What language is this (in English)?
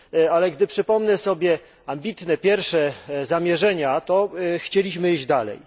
Polish